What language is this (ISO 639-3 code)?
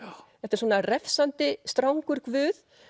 isl